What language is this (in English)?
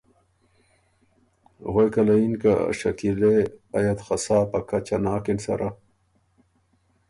Ormuri